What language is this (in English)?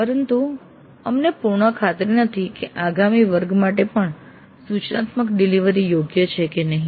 Gujarati